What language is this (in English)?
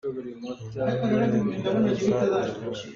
Hakha Chin